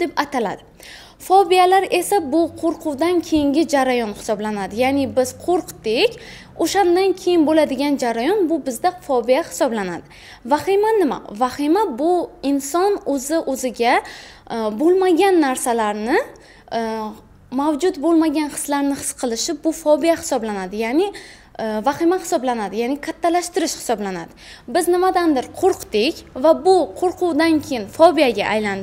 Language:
Turkish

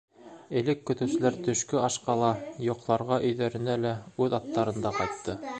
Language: Bashkir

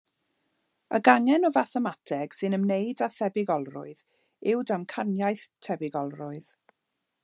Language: Welsh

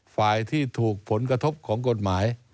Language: Thai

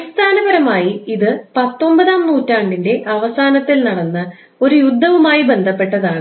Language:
Malayalam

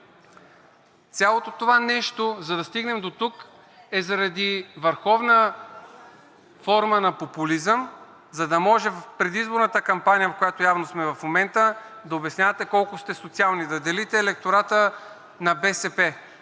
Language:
Bulgarian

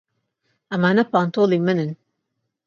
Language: Central Kurdish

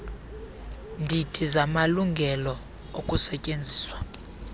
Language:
Xhosa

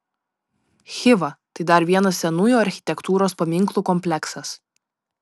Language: Lithuanian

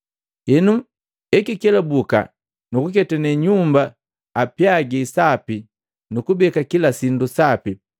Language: Matengo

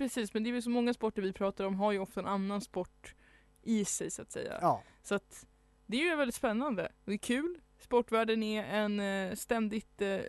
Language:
Swedish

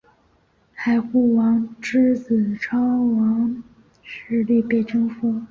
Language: Chinese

